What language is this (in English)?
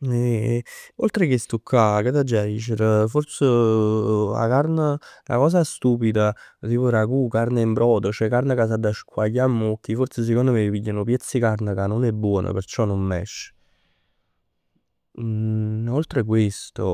Neapolitan